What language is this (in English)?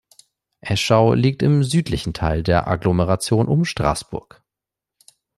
German